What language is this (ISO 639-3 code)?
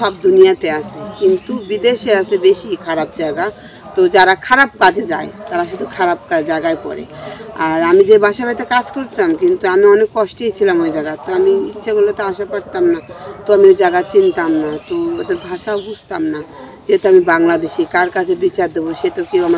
ron